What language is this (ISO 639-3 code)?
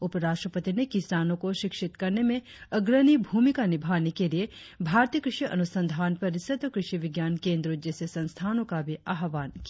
hin